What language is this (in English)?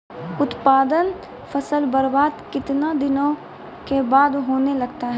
Maithili